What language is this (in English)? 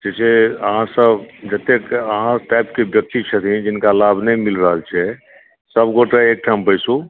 Maithili